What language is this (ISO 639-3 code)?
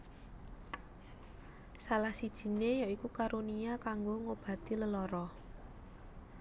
jav